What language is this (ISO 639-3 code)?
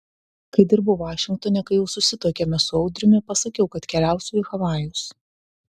lit